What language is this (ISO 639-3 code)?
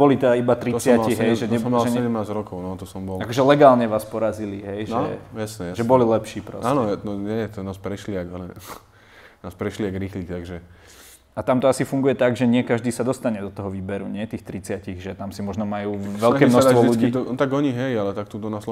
slk